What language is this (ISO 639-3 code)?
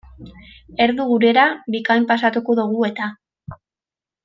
eus